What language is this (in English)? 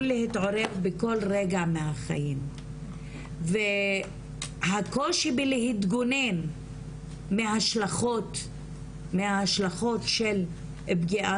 Hebrew